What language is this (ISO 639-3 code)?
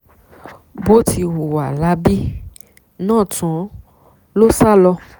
yor